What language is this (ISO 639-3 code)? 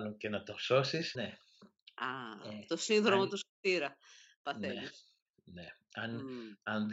ell